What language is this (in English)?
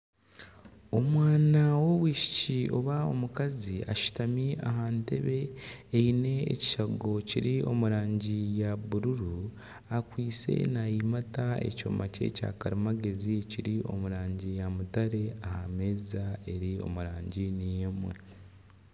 Nyankole